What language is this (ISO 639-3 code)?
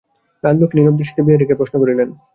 ben